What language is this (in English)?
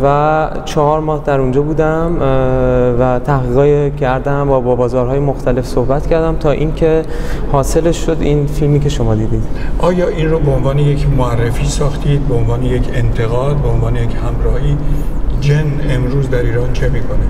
Persian